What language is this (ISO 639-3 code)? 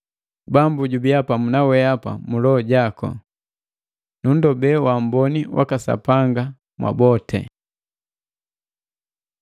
mgv